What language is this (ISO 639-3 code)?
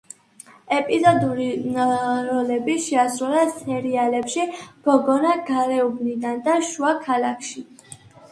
kat